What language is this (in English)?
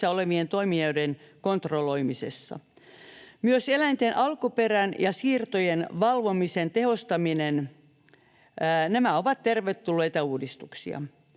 Finnish